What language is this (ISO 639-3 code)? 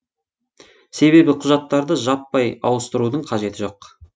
kaz